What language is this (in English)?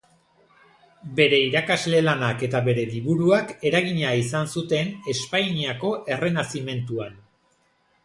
Basque